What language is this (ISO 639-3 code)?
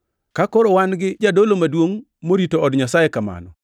luo